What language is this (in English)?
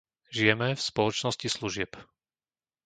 Slovak